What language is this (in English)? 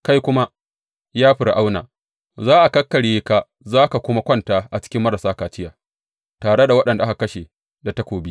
Hausa